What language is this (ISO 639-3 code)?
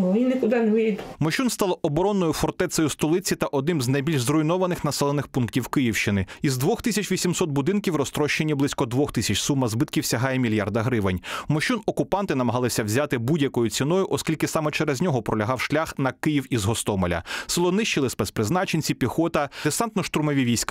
ukr